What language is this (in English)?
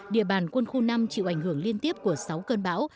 Vietnamese